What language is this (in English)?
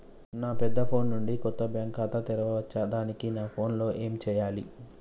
Telugu